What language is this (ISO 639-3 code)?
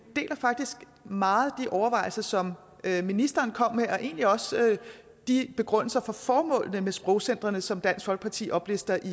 dan